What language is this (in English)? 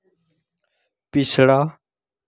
Dogri